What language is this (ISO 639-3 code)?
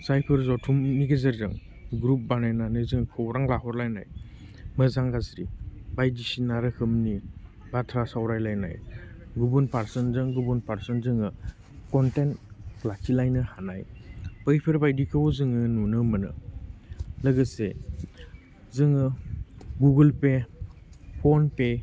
brx